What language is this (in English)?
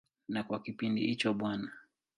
Swahili